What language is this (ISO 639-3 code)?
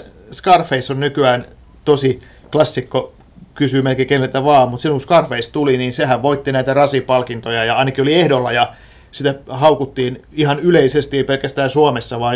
fin